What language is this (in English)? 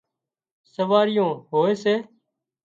Wadiyara Koli